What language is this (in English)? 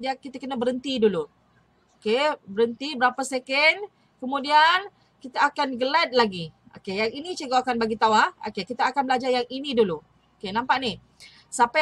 Malay